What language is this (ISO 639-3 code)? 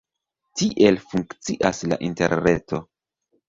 epo